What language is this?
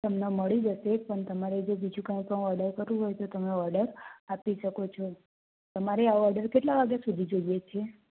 Gujarati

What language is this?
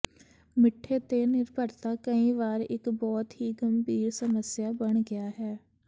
Punjabi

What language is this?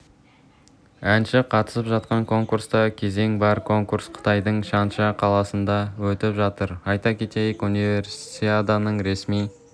Kazakh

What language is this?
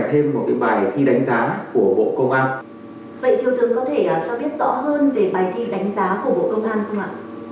Vietnamese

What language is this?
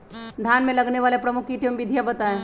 Magahi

